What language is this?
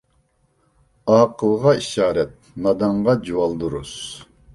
Uyghur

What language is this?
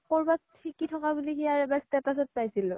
Assamese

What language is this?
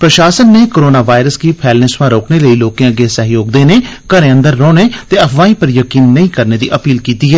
Dogri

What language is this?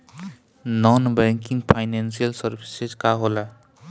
Bhojpuri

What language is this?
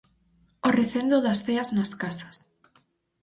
Galician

